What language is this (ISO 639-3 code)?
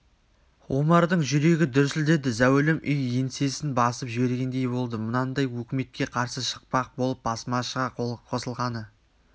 kaz